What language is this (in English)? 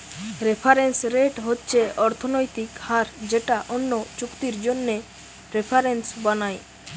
Bangla